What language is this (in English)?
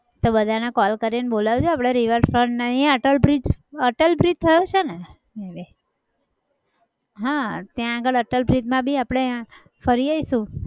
Gujarati